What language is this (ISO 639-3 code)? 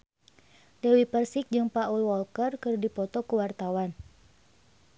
sun